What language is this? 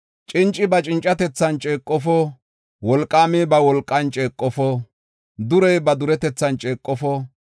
Gofa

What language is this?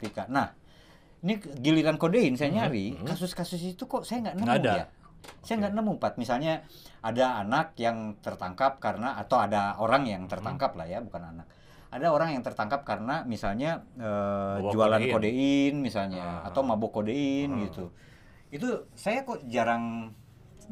Indonesian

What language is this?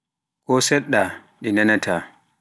Pular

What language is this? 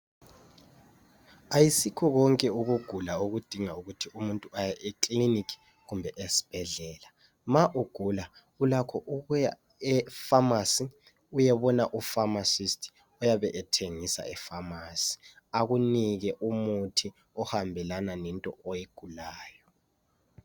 North Ndebele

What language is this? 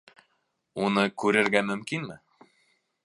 Bashkir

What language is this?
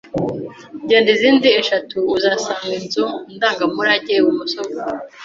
Kinyarwanda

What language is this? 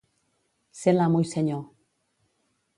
Catalan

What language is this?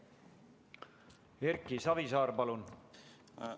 Estonian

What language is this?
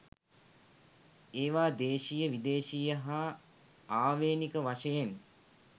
Sinhala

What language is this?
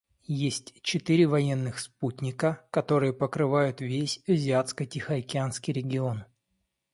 Russian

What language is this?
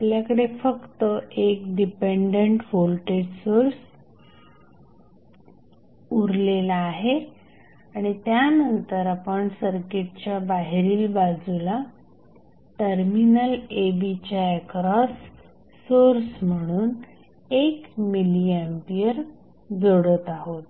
Marathi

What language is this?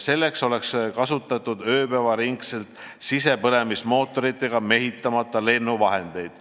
Estonian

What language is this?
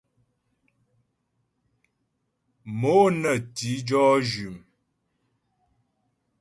Ghomala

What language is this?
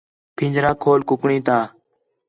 Khetrani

